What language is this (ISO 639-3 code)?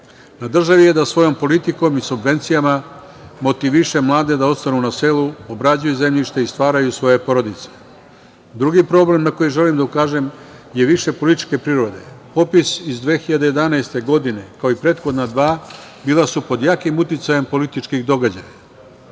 srp